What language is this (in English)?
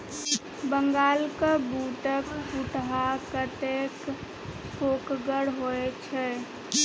Maithili